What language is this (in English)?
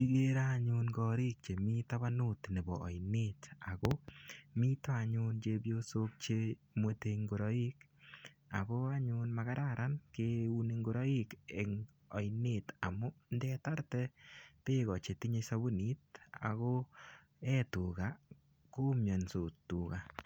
Kalenjin